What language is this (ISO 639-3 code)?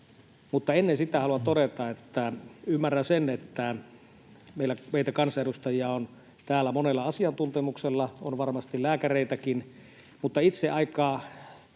fin